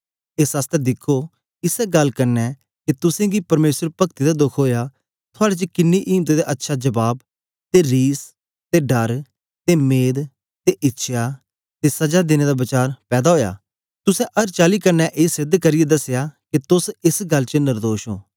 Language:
Dogri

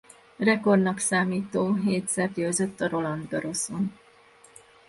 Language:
Hungarian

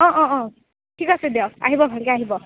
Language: Assamese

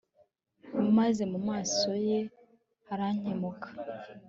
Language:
Kinyarwanda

